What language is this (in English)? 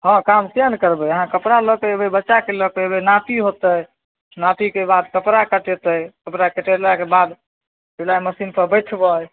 Maithili